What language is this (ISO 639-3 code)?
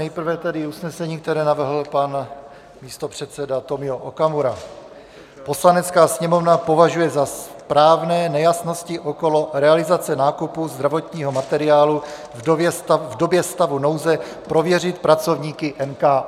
ces